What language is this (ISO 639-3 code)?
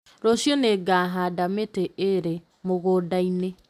kik